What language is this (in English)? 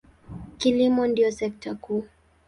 Swahili